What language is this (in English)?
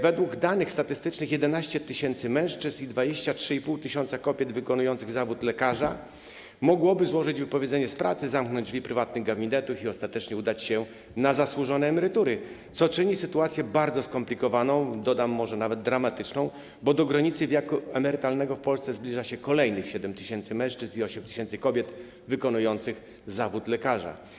Polish